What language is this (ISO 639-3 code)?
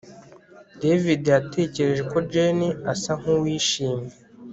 kin